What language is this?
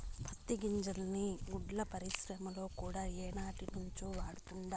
Telugu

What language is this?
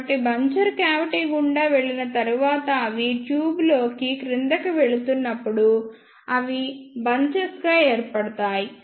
Telugu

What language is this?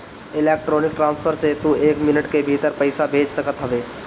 Bhojpuri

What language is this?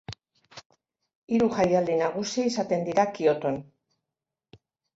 Basque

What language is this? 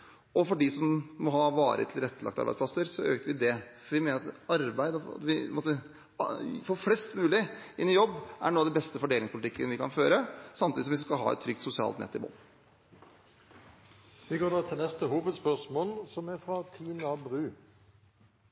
Norwegian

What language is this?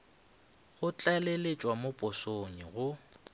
Northern Sotho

